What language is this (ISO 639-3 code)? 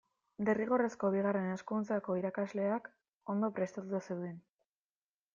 eus